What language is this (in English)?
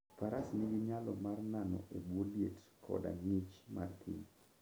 Luo (Kenya and Tanzania)